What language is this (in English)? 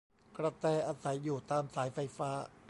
Thai